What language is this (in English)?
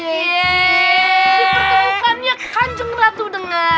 Indonesian